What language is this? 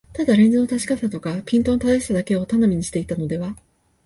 Japanese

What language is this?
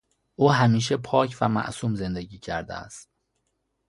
Persian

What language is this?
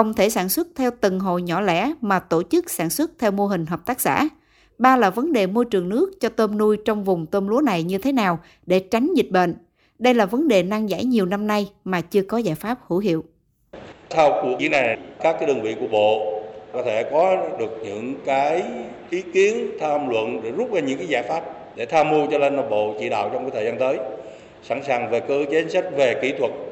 Vietnamese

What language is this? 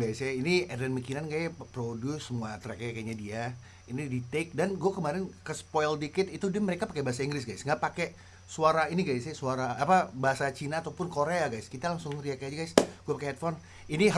Indonesian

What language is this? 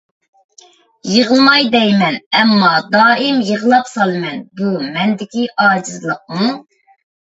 Uyghur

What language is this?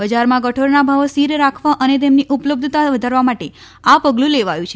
Gujarati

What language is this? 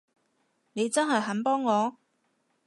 Cantonese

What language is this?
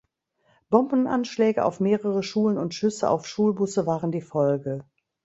German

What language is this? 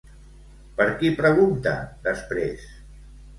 Catalan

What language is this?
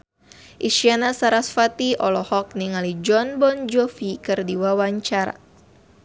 Sundanese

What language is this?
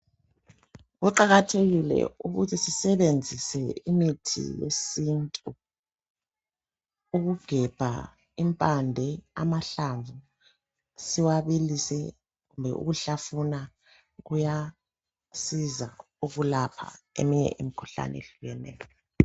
North Ndebele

